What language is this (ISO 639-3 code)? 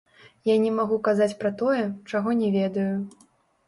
bel